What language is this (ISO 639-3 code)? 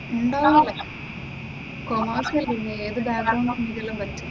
mal